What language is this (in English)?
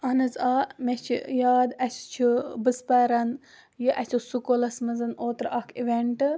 Kashmiri